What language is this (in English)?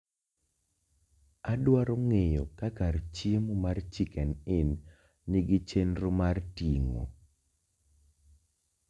Luo (Kenya and Tanzania)